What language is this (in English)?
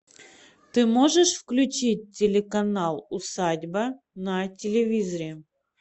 Russian